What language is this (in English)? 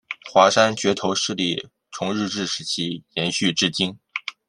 Chinese